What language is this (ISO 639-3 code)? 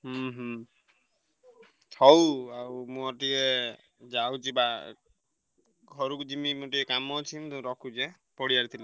ori